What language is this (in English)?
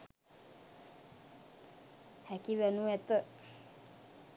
Sinhala